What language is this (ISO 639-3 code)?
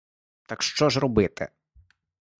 ukr